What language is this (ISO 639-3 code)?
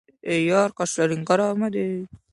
uzb